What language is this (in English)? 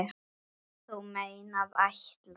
Icelandic